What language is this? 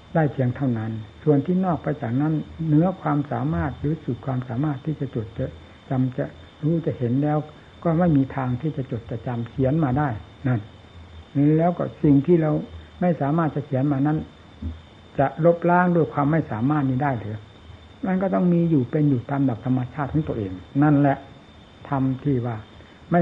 Thai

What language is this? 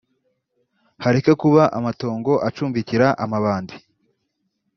Kinyarwanda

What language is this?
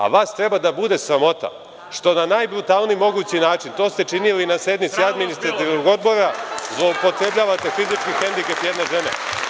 Serbian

